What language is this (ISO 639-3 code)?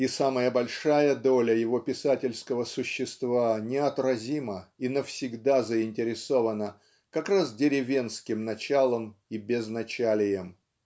rus